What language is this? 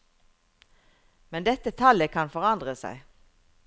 Norwegian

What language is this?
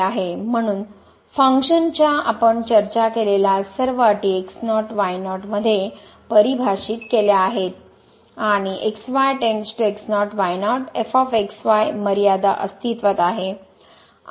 Marathi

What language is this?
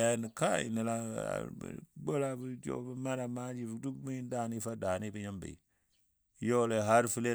Dadiya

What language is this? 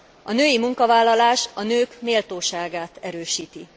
Hungarian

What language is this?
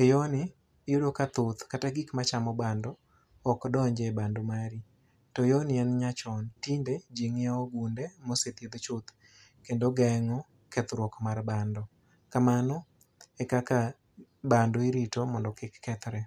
Luo (Kenya and Tanzania)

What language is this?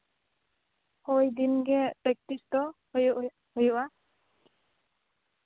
Santali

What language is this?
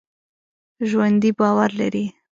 Pashto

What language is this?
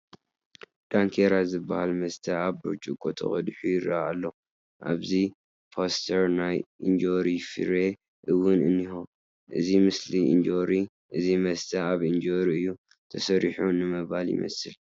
Tigrinya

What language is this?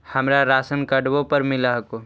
Magahi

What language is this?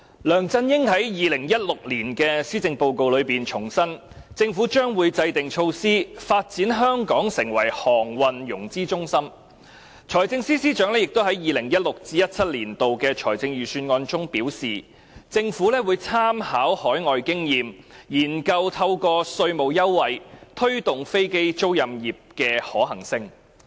Cantonese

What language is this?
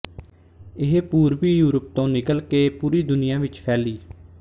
Punjabi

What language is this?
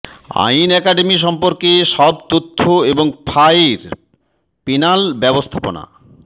Bangla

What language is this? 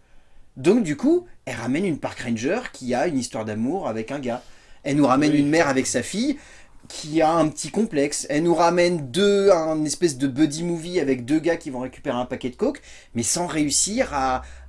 French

